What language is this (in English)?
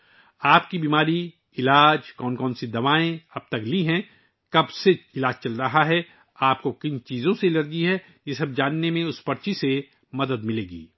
Urdu